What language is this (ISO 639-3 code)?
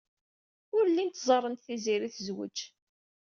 kab